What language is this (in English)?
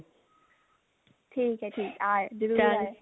Punjabi